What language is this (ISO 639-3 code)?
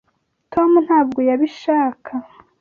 kin